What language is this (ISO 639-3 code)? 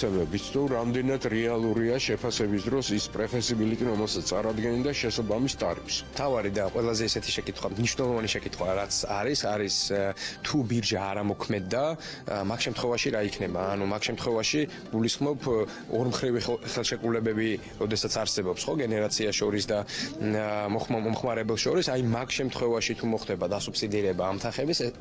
ron